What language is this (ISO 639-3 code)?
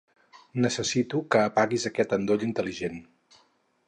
cat